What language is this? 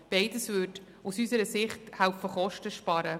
Swiss German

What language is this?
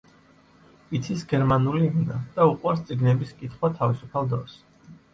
Georgian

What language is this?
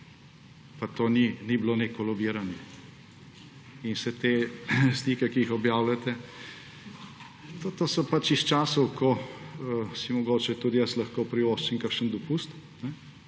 Slovenian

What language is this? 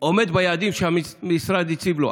Hebrew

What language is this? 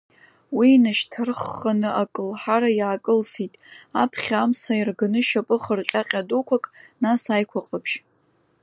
Abkhazian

